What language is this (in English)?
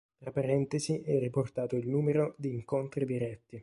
Italian